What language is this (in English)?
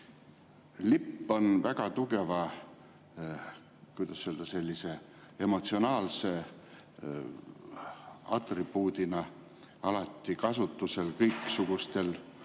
Estonian